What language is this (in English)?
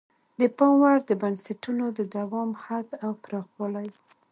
Pashto